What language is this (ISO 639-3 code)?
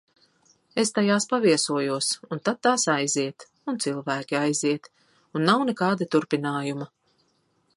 lav